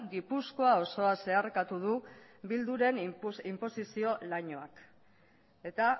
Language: Basque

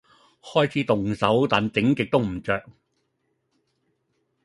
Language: Cantonese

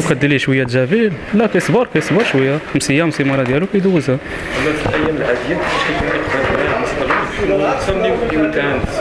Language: Arabic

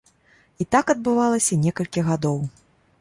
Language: Belarusian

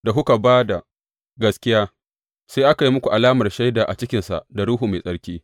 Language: Hausa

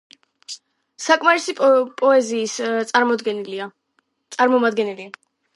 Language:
Georgian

